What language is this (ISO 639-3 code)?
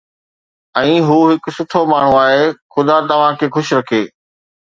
snd